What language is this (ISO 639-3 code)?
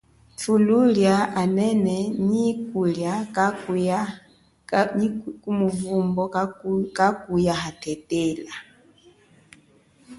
cjk